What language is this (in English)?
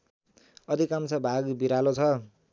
Nepali